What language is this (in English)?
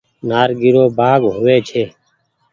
Goaria